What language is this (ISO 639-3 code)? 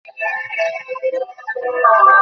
ben